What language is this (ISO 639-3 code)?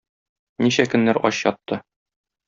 tat